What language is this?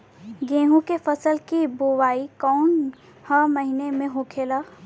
Bhojpuri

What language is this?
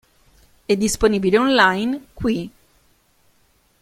Italian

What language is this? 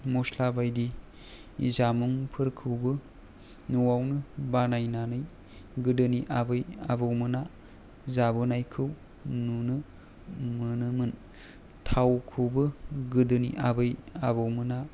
Bodo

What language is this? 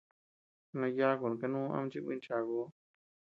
Tepeuxila Cuicatec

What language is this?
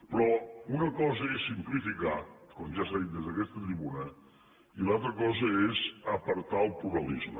Catalan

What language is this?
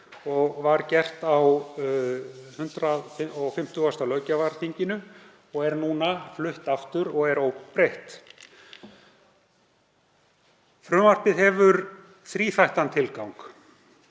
Icelandic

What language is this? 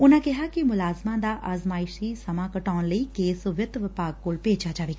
Punjabi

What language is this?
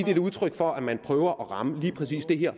Danish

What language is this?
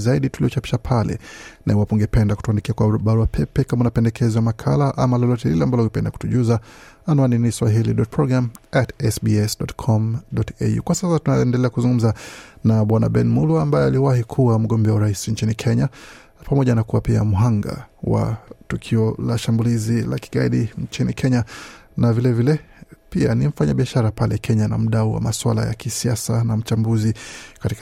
Swahili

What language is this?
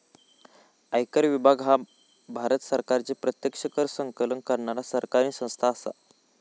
Marathi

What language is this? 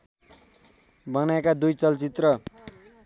Nepali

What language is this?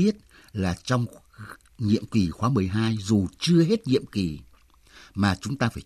Vietnamese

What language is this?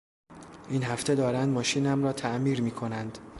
Persian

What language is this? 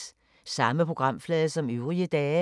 Danish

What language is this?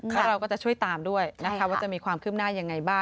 Thai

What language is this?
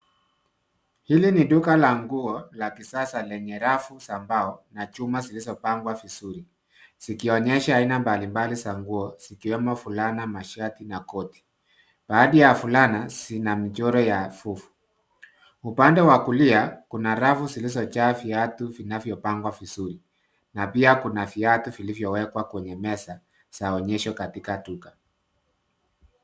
Swahili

